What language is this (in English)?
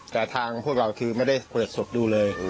Thai